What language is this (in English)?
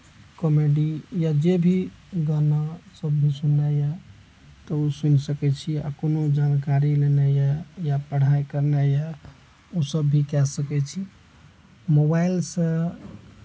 Maithili